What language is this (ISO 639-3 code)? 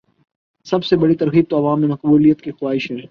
urd